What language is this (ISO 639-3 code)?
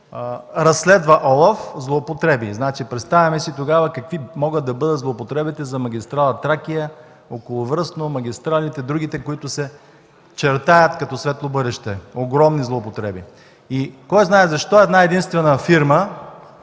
bul